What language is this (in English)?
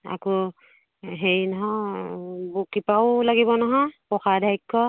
Assamese